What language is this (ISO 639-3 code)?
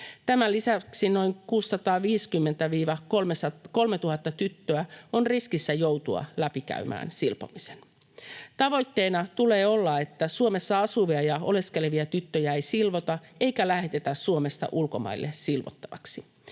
fin